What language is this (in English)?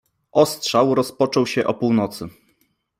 Polish